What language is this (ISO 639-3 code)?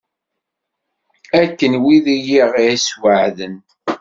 kab